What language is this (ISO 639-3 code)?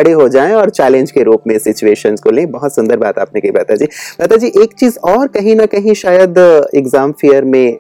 hin